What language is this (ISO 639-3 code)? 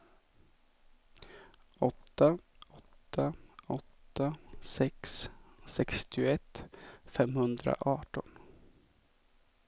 swe